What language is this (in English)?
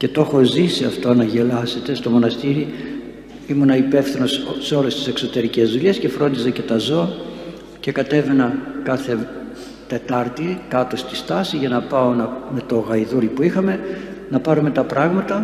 Greek